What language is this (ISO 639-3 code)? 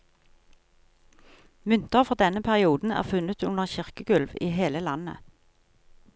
nor